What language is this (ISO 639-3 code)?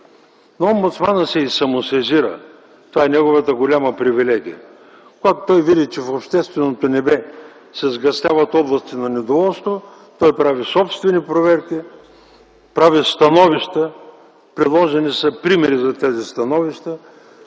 bul